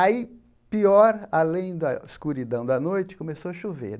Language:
Portuguese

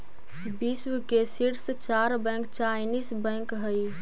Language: Magahi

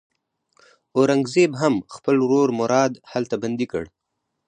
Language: Pashto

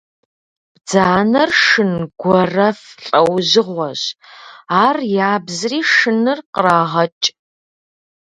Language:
Kabardian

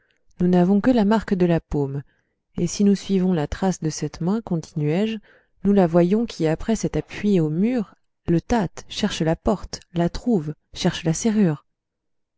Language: French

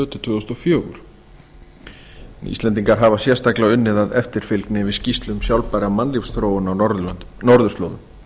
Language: Icelandic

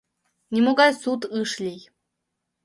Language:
Mari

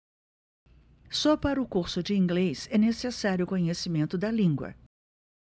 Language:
Portuguese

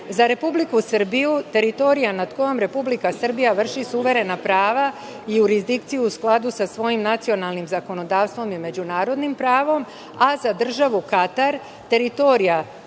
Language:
Serbian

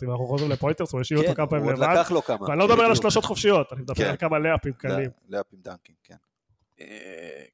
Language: Hebrew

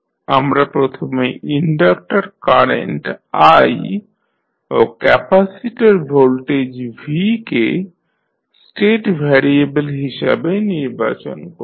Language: Bangla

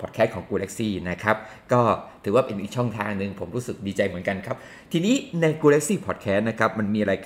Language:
Thai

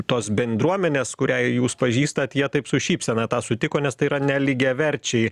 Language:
Lithuanian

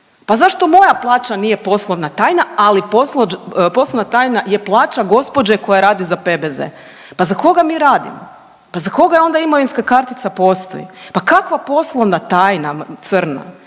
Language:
Croatian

